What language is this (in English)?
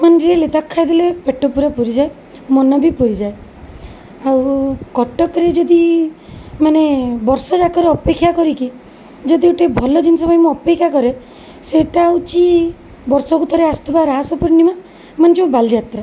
Odia